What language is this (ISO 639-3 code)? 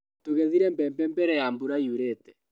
kik